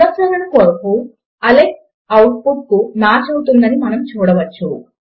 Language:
Telugu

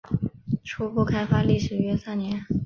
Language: Chinese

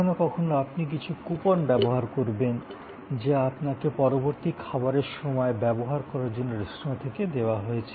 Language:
Bangla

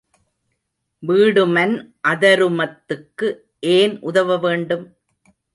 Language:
Tamil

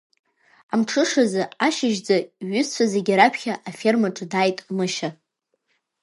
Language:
Abkhazian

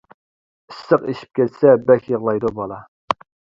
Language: Uyghur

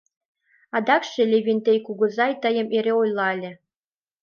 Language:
Mari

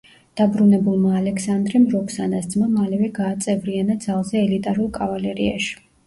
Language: Georgian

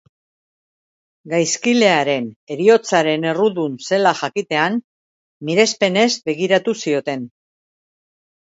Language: Basque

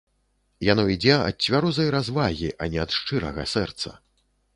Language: Belarusian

